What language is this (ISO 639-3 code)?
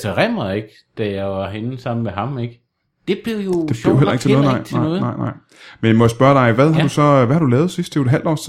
dan